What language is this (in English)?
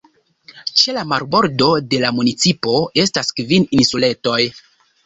Esperanto